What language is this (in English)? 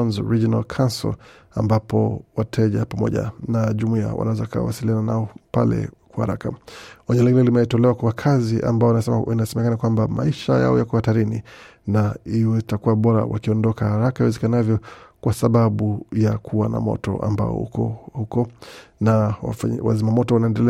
Swahili